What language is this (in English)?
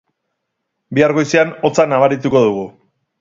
Basque